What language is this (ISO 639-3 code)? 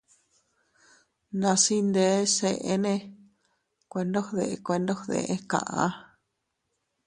cut